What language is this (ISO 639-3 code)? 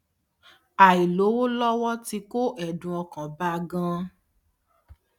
yor